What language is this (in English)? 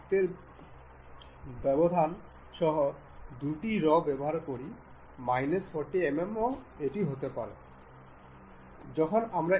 Bangla